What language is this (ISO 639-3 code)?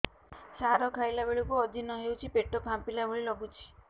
ori